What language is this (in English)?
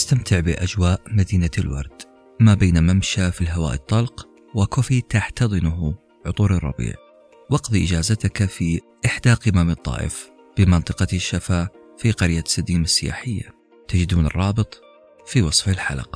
Arabic